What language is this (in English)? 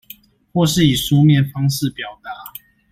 Chinese